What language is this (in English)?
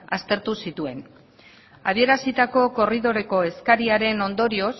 Basque